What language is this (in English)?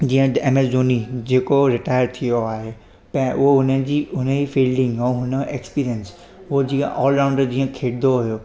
Sindhi